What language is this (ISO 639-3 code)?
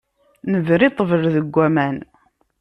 kab